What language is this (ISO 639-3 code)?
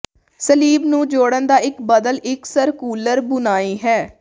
pan